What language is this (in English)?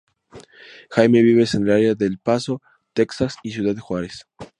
Spanish